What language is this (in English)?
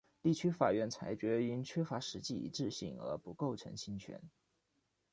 Chinese